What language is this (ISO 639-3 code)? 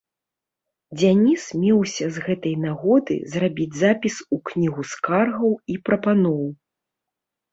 bel